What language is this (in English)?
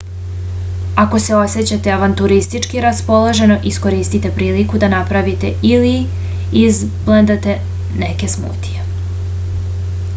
Serbian